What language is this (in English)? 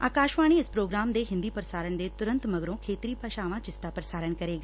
Punjabi